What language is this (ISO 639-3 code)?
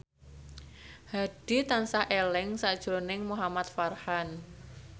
jav